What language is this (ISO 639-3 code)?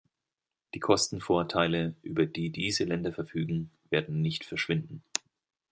deu